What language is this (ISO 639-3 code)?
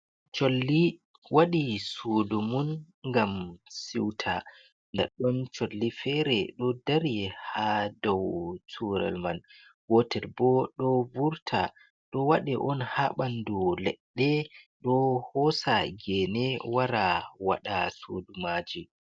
ful